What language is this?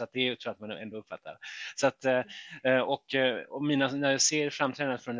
Swedish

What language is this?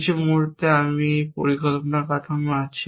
Bangla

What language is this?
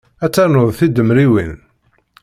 Kabyle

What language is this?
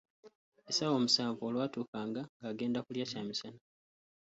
Ganda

